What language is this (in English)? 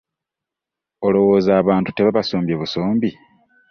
Ganda